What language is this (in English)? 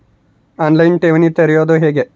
Kannada